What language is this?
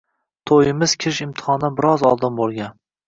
Uzbek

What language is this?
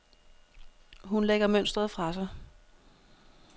Danish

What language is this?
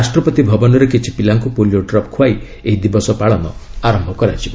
Odia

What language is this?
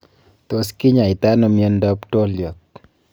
Kalenjin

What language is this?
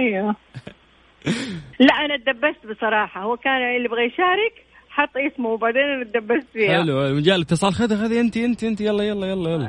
Arabic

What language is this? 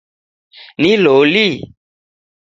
Taita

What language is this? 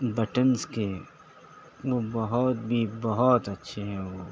Urdu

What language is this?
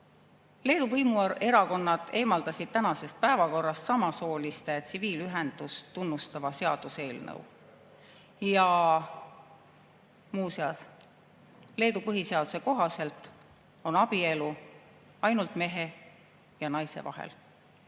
Estonian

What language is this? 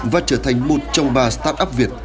Vietnamese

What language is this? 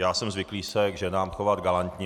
Czech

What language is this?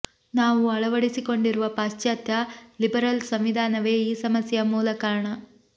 Kannada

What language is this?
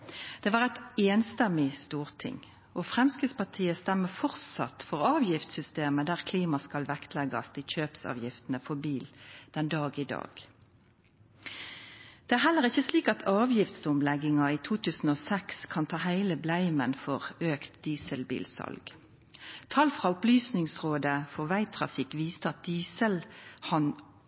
Norwegian Nynorsk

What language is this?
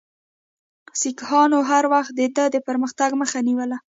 Pashto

